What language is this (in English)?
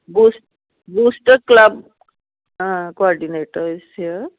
Punjabi